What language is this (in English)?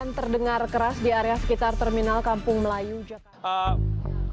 Indonesian